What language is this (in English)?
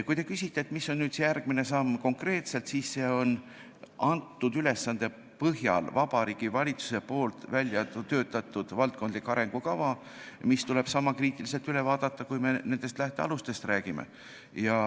Estonian